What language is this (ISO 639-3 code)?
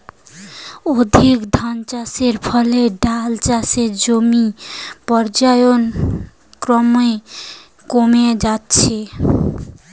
ben